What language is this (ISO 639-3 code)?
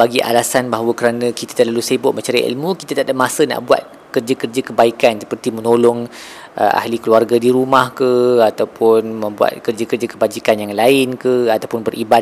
msa